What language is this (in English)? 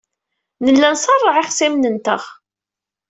Kabyle